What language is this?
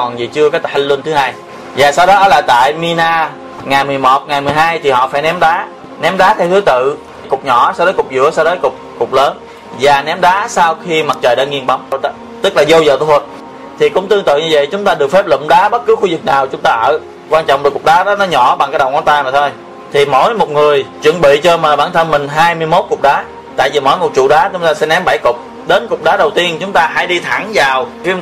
Vietnamese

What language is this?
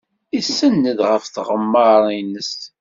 Kabyle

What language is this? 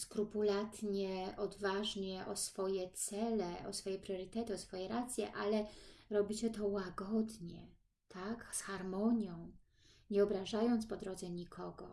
Polish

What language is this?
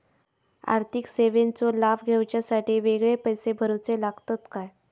Marathi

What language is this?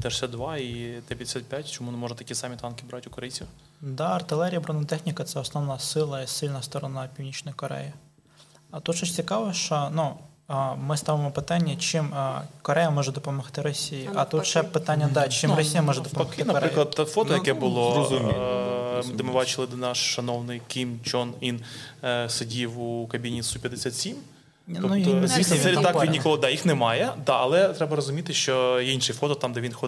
Ukrainian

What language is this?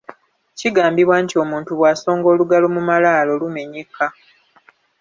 Ganda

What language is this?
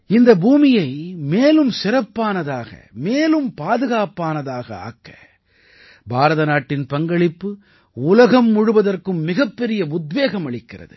Tamil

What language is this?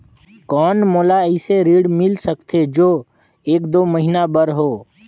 Chhattisgarhi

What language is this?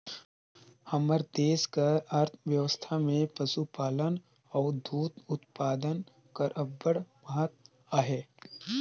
Chhattisgarhi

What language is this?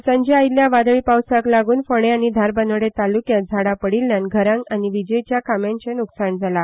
Konkani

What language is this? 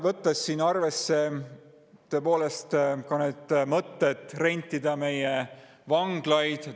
Estonian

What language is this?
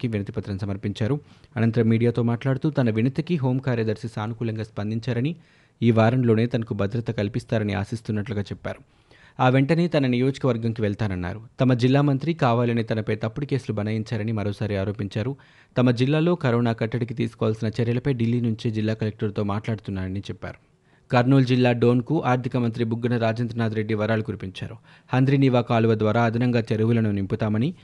Telugu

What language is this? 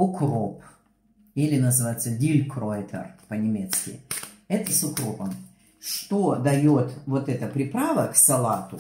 Russian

